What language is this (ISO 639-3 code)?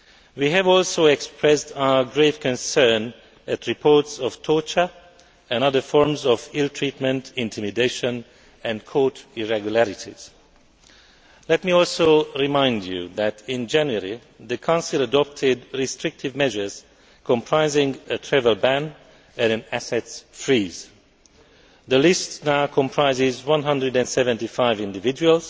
eng